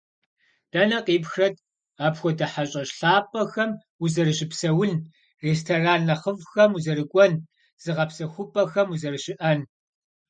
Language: Kabardian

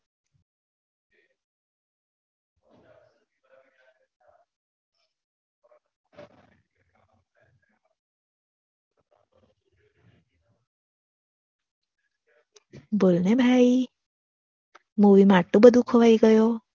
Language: Gujarati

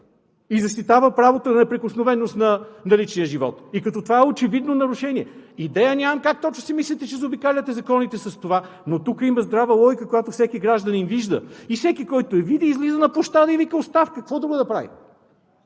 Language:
Bulgarian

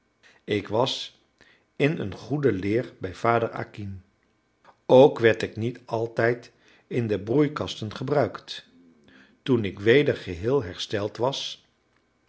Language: Dutch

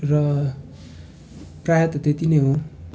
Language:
Nepali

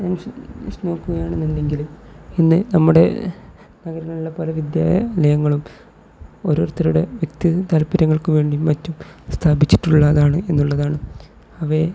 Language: Malayalam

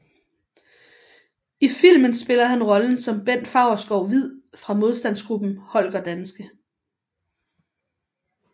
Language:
Danish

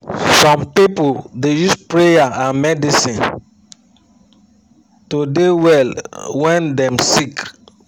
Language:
Nigerian Pidgin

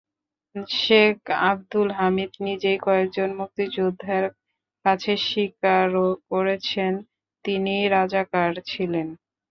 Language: Bangla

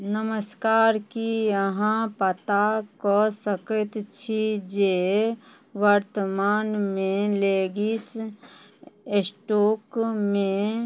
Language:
Maithili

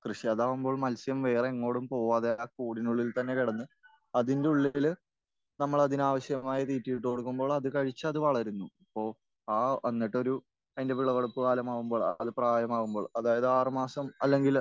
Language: Malayalam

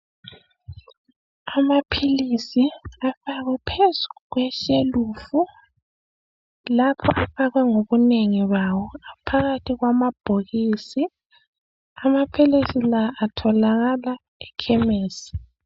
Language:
North Ndebele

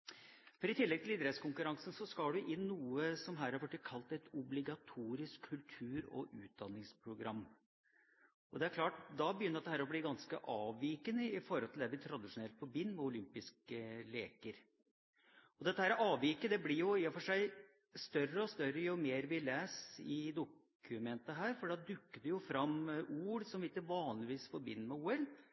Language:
Norwegian Bokmål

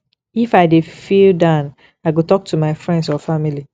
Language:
Nigerian Pidgin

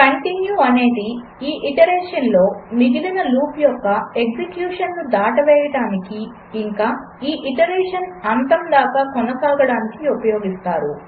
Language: Telugu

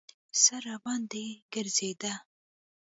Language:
Pashto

